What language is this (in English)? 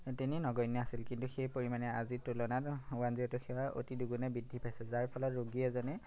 Assamese